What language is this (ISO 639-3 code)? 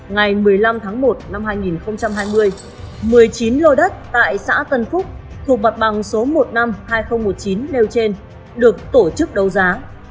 vie